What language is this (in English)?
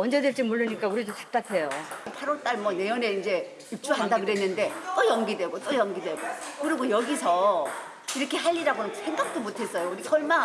Korean